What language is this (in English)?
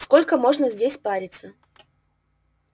Russian